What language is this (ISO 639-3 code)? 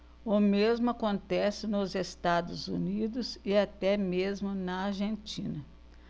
por